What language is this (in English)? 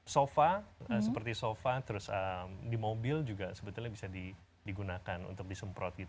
Indonesian